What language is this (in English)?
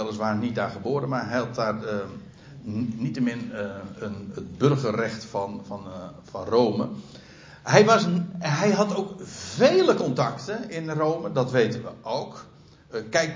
Dutch